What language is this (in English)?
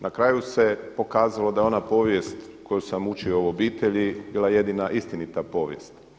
Croatian